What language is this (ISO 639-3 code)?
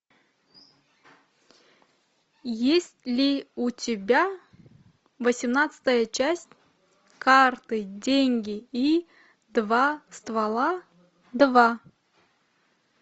rus